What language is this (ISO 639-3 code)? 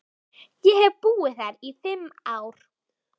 isl